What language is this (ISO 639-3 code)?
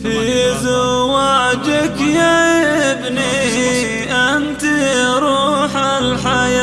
ara